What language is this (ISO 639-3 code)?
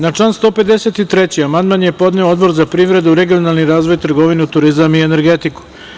srp